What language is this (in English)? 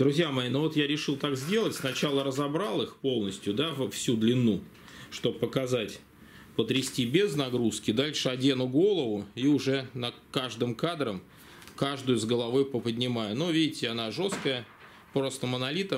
Russian